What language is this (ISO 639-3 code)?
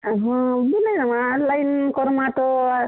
ori